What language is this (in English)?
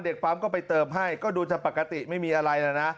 Thai